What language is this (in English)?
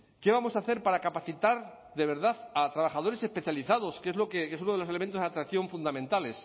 Spanish